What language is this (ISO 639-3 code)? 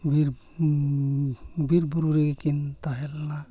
sat